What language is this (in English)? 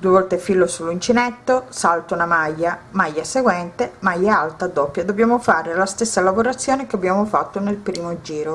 Italian